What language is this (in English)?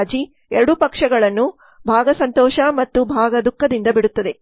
Kannada